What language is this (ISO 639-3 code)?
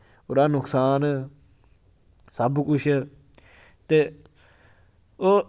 doi